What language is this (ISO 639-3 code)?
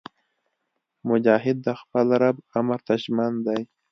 pus